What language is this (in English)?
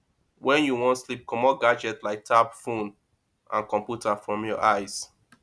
Nigerian Pidgin